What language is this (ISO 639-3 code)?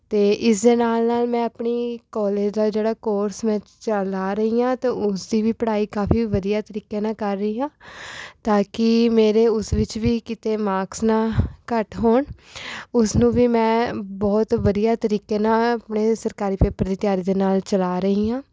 pan